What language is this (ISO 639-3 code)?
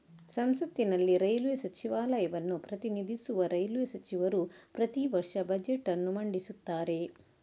kan